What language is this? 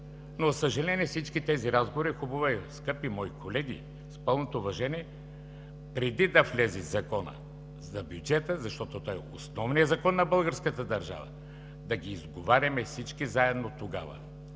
Bulgarian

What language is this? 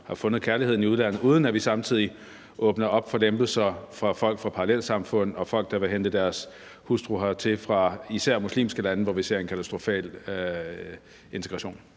Danish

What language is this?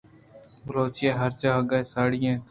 Eastern Balochi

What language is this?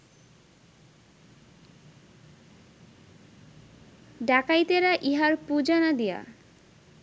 Bangla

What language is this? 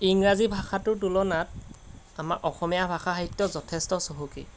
Assamese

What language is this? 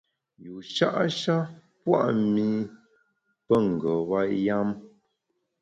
Bamun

